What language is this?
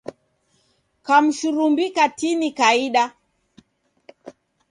Taita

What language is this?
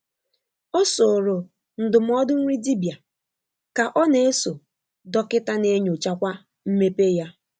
Igbo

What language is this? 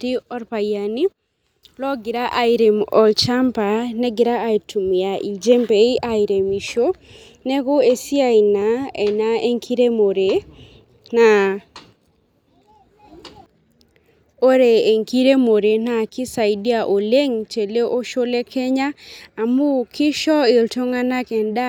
Masai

